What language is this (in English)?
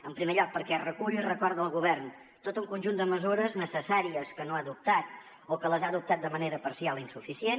Catalan